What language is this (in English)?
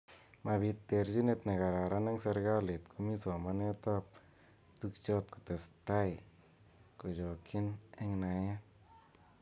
Kalenjin